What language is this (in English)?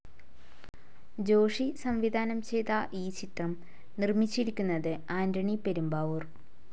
Malayalam